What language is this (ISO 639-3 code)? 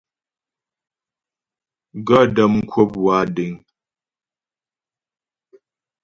bbj